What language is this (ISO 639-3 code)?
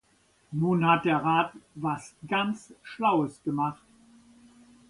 deu